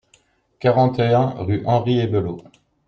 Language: French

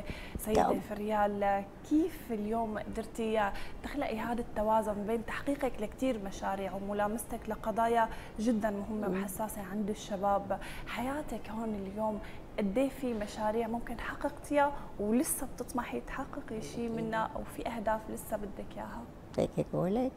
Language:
Arabic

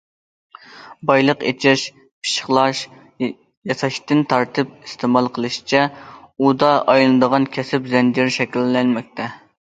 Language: Uyghur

